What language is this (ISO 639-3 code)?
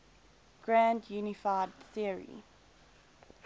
eng